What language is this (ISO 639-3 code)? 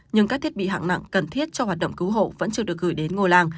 vie